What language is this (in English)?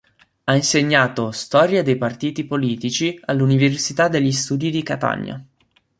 Italian